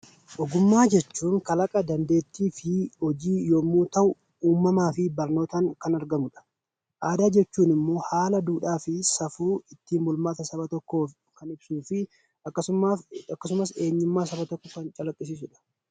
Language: Oromo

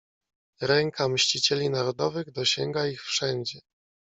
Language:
Polish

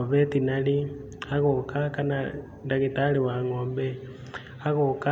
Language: Kikuyu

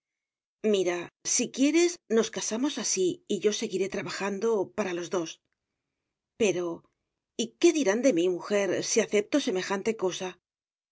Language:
Spanish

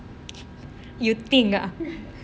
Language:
English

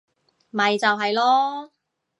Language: Cantonese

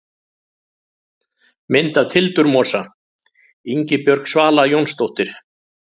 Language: Icelandic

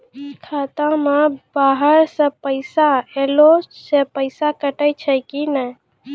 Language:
Maithili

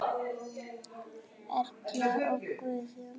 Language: Icelandic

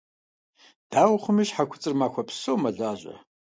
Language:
Kabardian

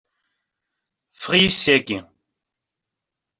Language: Kabyle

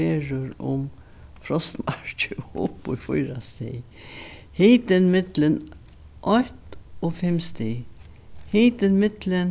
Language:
Faroese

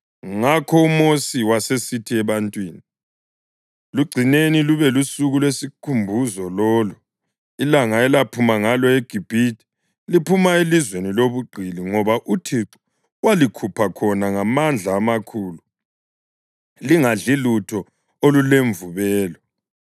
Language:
North Ndebele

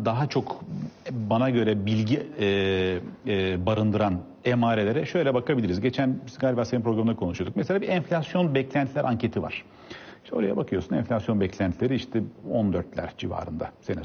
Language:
Turkish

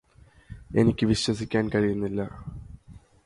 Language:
Malayalam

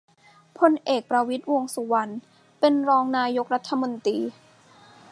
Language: Thai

